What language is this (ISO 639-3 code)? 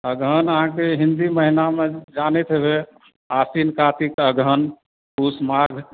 mai